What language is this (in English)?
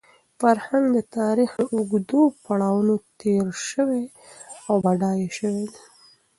Pashto